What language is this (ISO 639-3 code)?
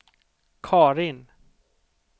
swe